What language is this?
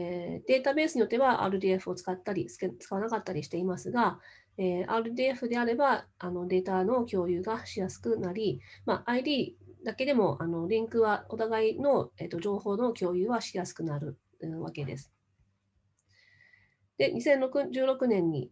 Japanese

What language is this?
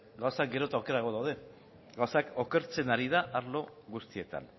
Basque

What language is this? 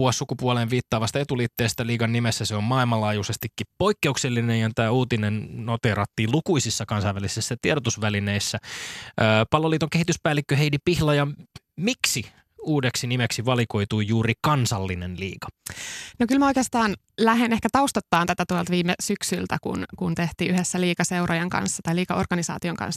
Finnish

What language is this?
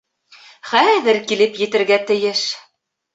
Bashkir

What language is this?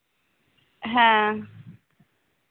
Santali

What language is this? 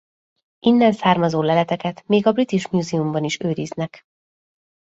Hungarian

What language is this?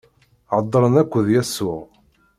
Kabyle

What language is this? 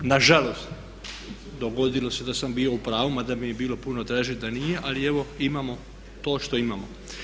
Croatian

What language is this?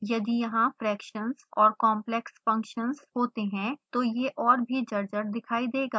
Hindi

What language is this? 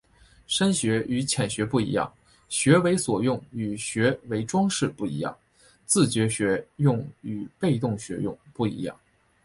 Chinese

